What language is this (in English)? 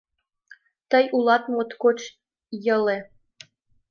Mari